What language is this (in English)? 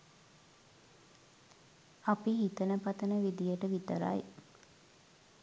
Sinhala